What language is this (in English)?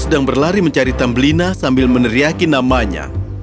Indonesian